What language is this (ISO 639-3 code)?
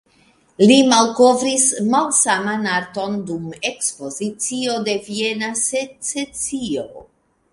epo